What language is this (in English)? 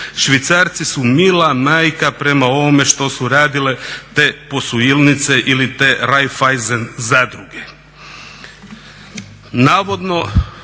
Croatian